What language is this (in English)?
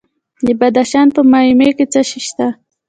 Pashto